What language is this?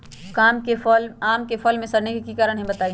Magahi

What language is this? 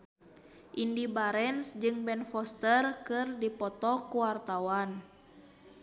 Sundanese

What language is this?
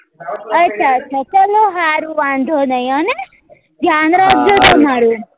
Gujarati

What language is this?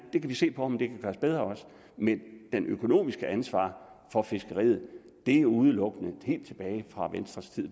Danish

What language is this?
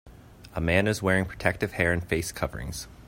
English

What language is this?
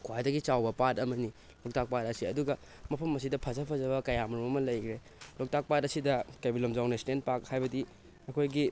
Manipuri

